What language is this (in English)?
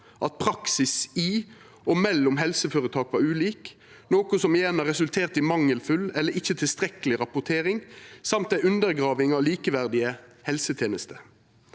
Norwegian